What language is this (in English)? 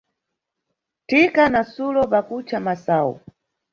Nyungwe